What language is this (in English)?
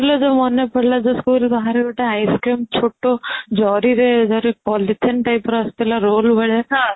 Odia